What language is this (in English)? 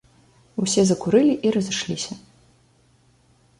Belarusian